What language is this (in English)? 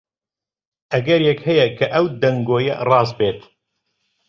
Central Kurdish